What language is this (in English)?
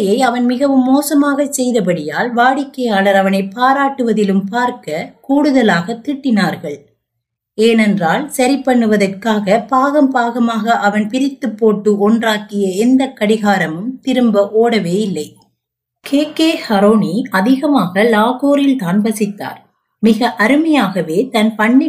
Tamil